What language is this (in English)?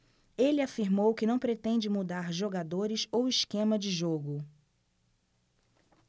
Portuguese